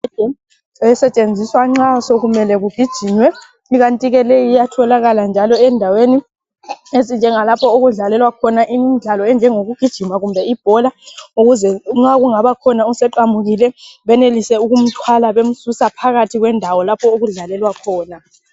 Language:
North Ndebele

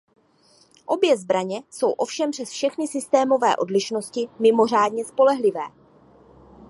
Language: Czech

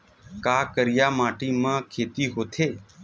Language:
Chhattisgarhi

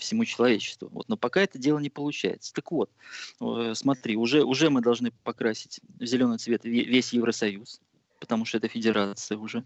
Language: Russian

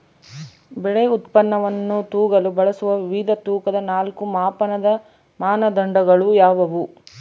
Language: Kannada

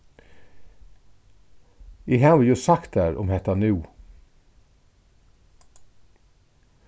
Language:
Faroese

